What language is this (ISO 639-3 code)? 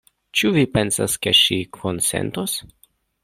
epo